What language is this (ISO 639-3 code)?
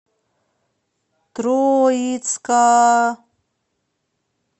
rus